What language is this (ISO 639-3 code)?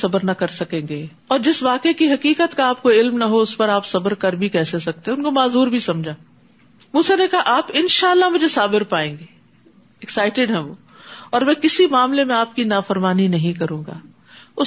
urd